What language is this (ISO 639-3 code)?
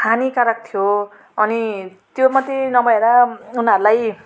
nep